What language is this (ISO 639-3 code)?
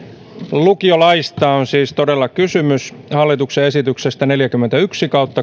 fin